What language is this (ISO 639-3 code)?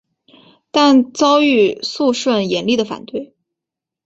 zho